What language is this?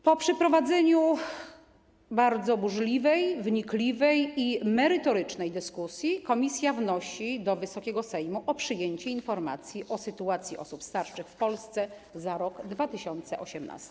Polish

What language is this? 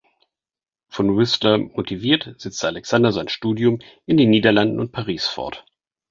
German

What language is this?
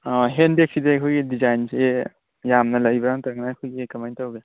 Manipuri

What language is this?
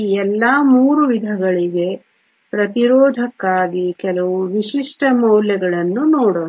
Kannada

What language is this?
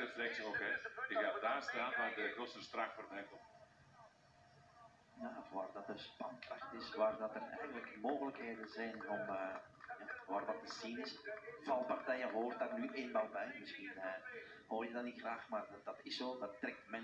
Dutch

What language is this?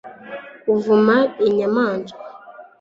Kinyarwanda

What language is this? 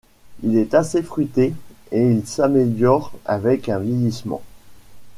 French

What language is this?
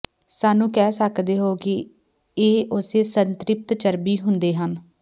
Punjabi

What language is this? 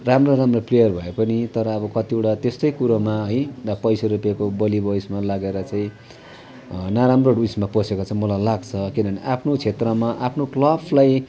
Nepali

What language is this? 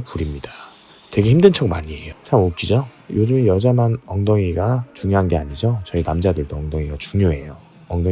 Korean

